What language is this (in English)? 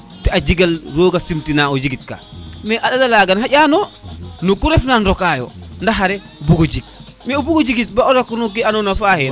Serer